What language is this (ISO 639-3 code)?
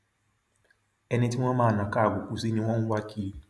yor